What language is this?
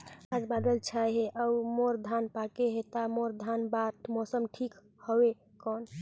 Chhattisgarhi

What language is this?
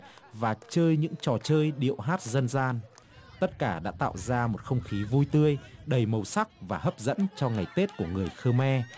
Vietnamese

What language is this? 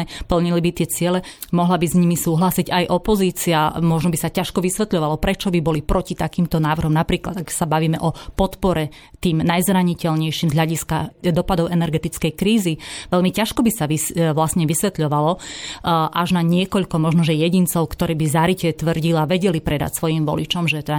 Slovak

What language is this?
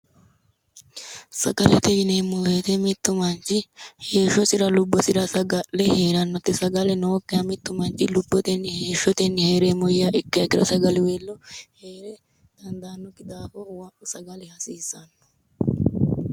Sidamo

